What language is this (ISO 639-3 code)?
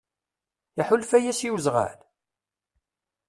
kab